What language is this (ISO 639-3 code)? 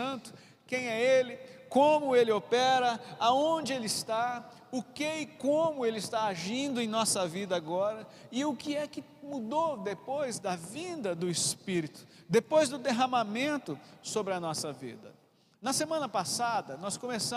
por